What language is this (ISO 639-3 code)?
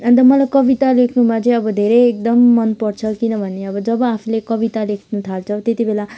nep